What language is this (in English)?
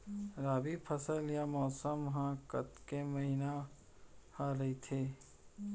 Chhattisgarhi